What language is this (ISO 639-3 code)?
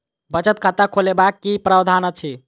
mai